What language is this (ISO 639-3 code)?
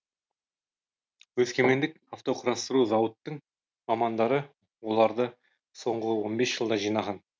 kaz